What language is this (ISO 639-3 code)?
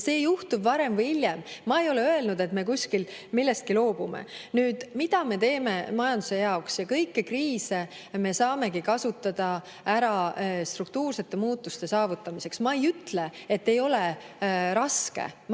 est